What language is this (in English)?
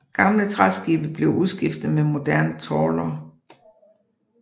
Danish